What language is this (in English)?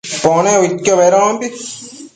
Matsés